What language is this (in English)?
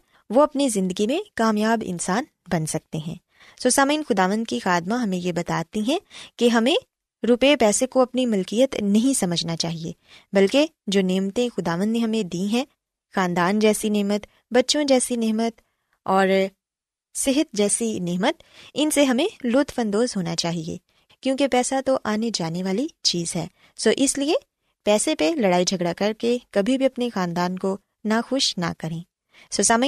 Urdu